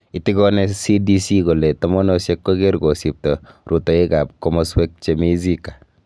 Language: Kalenjin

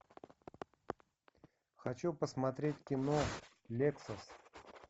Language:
Russian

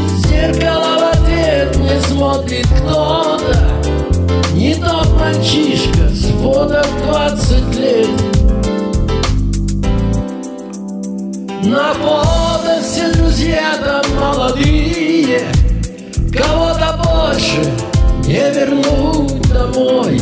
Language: Russian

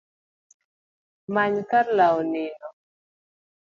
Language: Luo (Kenya and Tanzania)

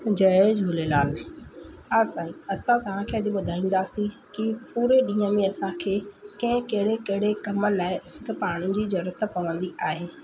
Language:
Sindhi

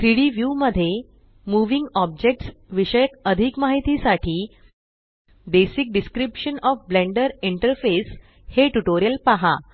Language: Marathi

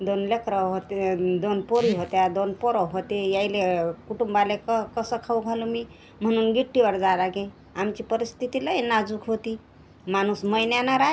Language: Marathi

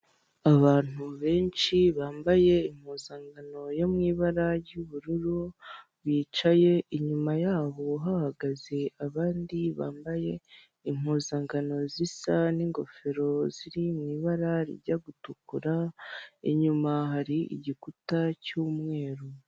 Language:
Kinyarwanda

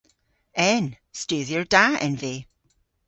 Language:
Cornish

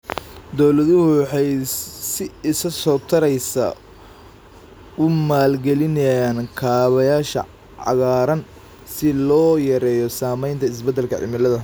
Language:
Somali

